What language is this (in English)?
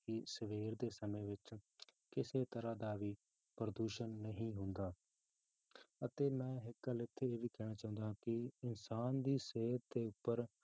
Punjabi